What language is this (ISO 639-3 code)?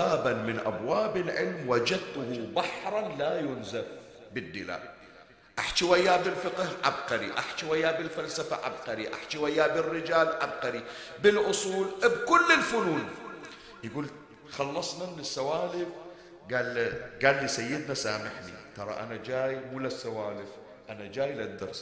ara